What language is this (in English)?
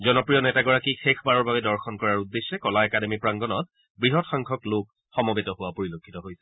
Assamese